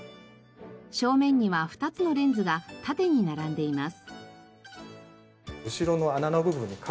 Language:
Japanese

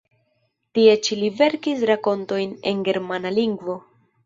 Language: Esperanto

